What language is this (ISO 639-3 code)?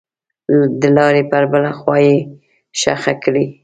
pus